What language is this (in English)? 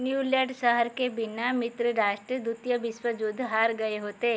Hindi